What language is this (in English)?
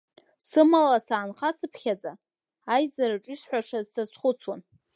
Abkhazian